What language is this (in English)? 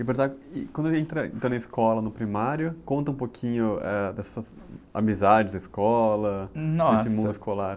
Portuguese